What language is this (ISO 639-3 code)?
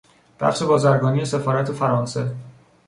fas